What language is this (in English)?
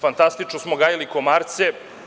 Serbian